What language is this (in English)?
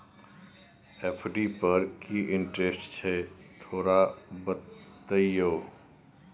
Maithili